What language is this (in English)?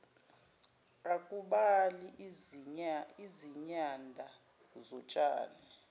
Zulu